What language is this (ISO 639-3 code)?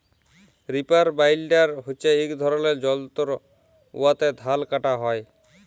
ben